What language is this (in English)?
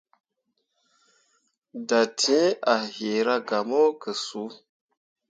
Mundang